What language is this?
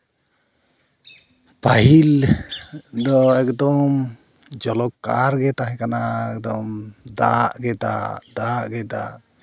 Santali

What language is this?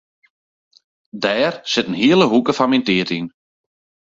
Western Frisian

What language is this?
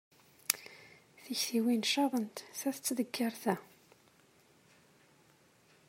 Kabyle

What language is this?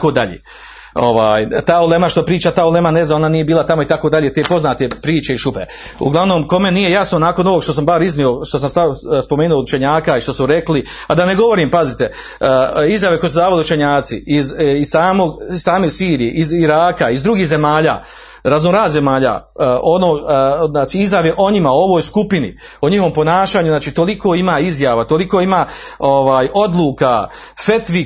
Croatian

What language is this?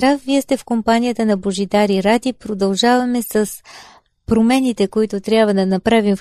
Bulgarian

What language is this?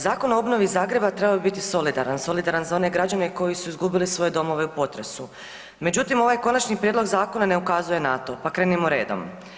Croatian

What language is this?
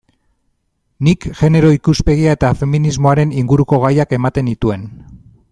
Basque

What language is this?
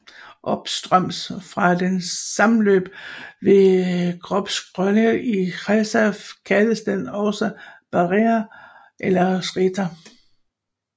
Danish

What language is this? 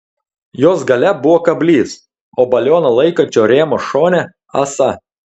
Lithuanian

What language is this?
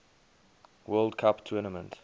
English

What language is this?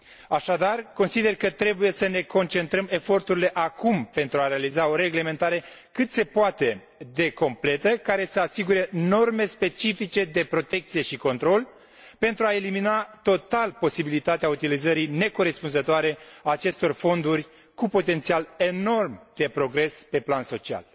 Romanian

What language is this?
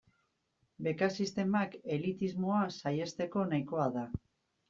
Basque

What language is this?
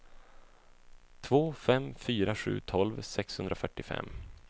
Swedish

